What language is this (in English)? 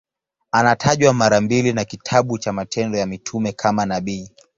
Swahili